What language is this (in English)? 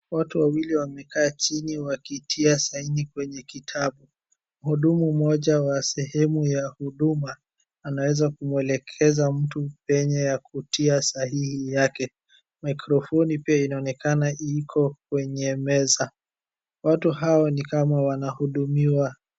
Swahili